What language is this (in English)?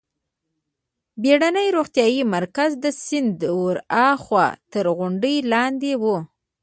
Pashto